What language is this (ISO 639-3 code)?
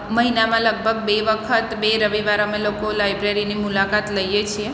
guj